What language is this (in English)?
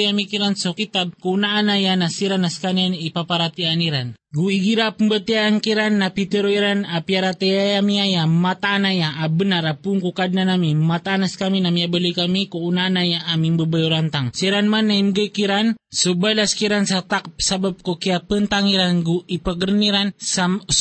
Filipino